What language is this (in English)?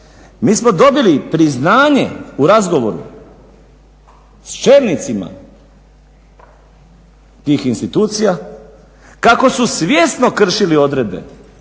Croatian